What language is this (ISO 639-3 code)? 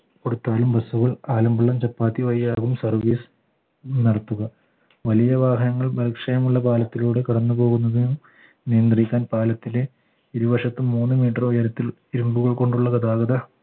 mal